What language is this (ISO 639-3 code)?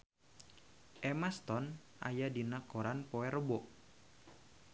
sun